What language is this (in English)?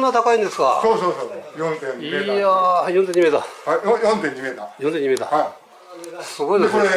Japanese